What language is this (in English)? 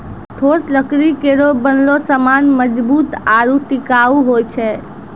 Maithili